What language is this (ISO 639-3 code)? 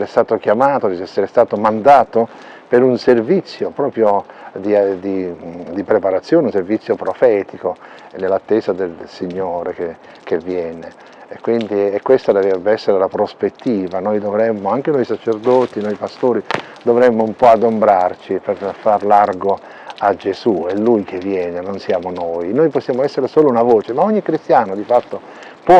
ita